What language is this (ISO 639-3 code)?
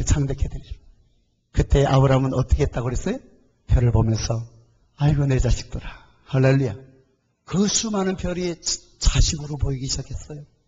kor